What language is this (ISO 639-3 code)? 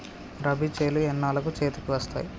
tel